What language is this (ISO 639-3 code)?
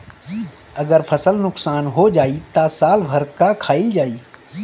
bho